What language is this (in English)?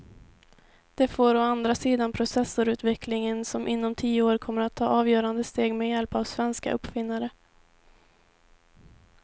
Swedish